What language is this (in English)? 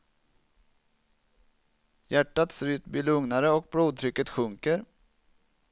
Swedish